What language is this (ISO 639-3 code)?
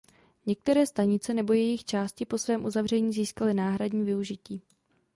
ces